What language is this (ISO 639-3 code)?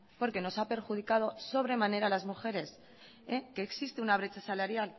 spa